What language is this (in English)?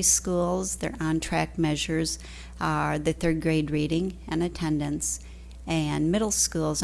English